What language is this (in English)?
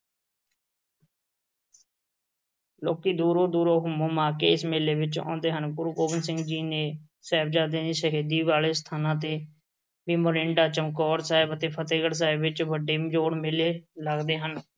Punjabi